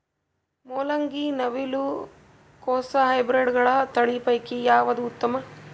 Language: Kannada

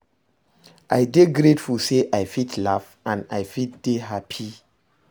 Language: Nigerian Pidgin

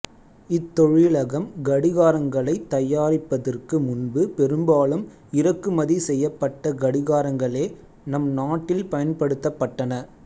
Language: Tamil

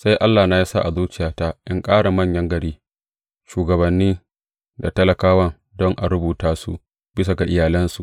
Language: Hausa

